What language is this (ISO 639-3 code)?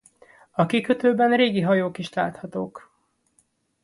hun